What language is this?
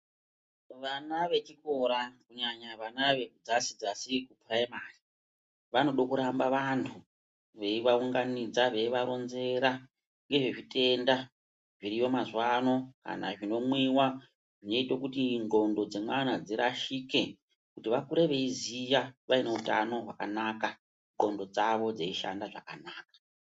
Ndau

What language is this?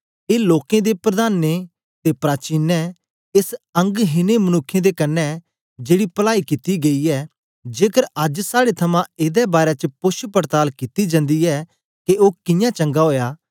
Dogri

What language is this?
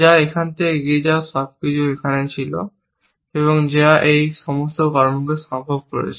Bangla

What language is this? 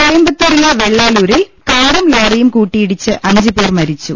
Malayalam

